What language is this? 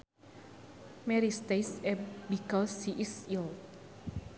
Sundanese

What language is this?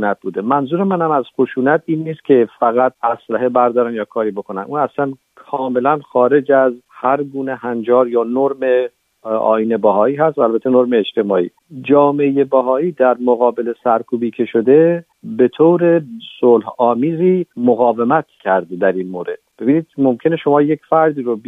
Persian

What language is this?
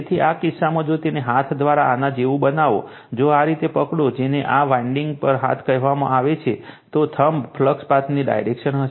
Gujarati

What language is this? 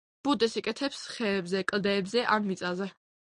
Georgian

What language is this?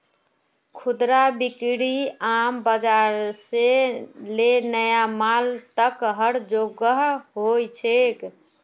Magahi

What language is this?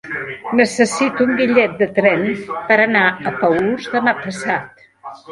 Catalan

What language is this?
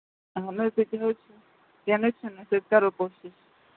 Kashmiri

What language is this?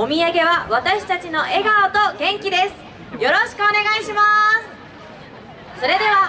Japanese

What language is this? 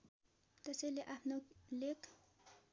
Nepali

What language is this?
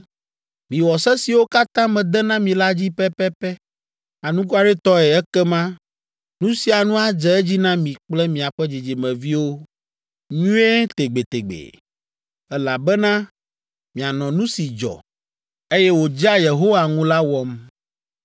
Ewe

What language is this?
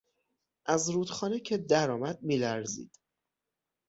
Persian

